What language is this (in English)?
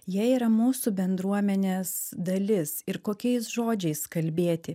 Lithuanian